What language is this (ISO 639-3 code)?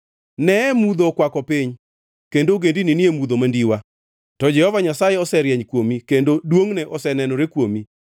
luo